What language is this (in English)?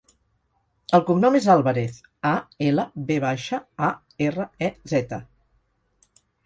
Catalan